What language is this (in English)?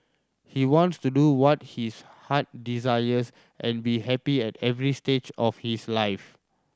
English